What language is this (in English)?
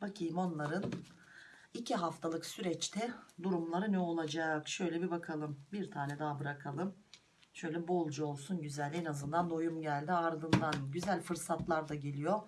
Turkish